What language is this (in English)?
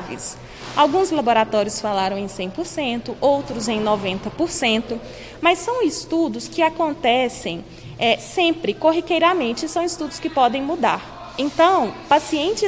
Portuguese